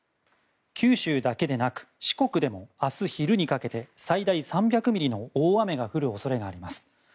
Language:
Japanese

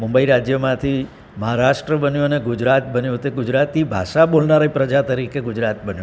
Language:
Gujarati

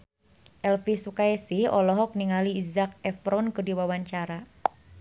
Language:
Sundanese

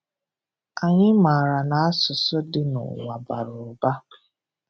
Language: Igbo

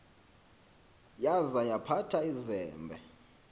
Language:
Xhosa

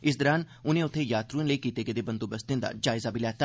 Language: Dogri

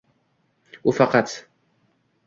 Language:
Uzbek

